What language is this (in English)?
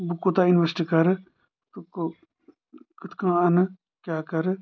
Kashmiri